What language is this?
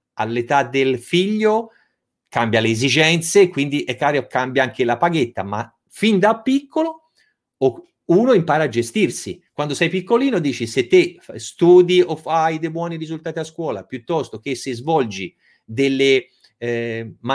Italian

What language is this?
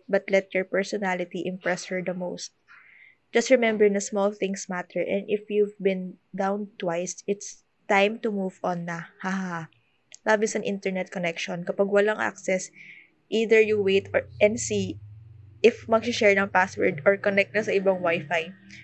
Filipino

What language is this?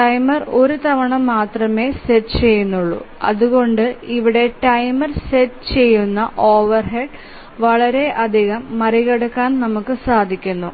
Malayalam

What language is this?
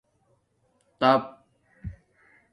Domaaki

